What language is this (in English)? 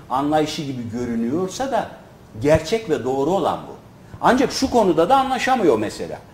Turkish